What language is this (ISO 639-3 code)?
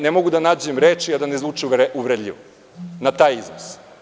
srp